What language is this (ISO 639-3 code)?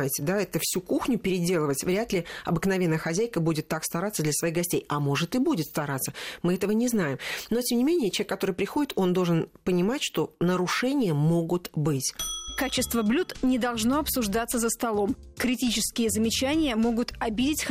rus